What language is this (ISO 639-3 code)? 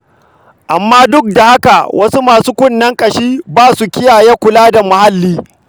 hau